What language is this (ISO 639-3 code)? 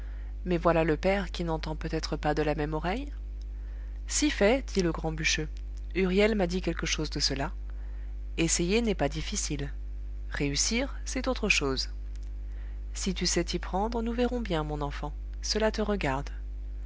fra